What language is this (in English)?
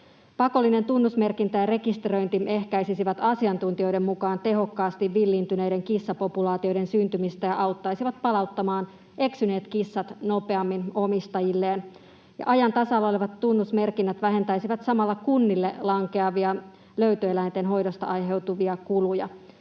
Finnish